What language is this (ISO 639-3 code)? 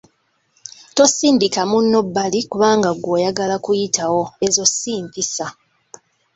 lug